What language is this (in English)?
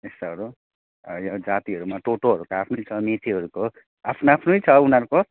Nepali